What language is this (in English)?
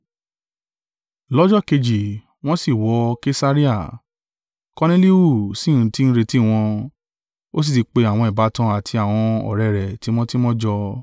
Yoruba